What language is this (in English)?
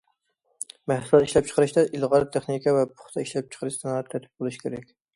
Uyghur